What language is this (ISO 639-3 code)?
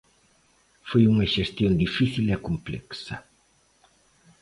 glg